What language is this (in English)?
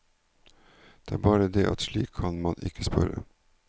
Norwegian